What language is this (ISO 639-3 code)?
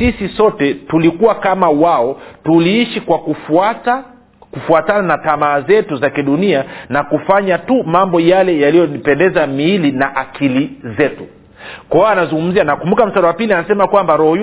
swa